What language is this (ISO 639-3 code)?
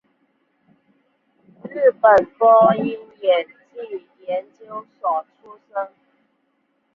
zho